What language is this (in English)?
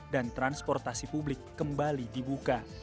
Indonesian